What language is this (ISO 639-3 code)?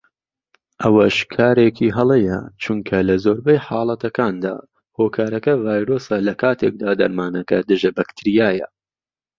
ckb